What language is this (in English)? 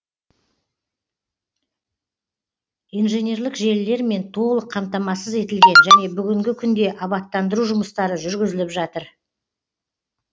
Kazakh